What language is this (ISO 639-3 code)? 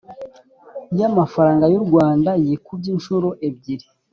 kin